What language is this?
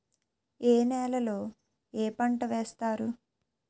Telugu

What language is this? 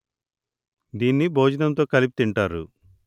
Telugu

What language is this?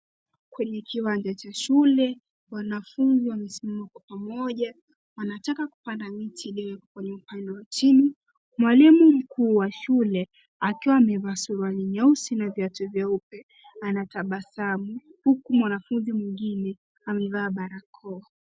Swahili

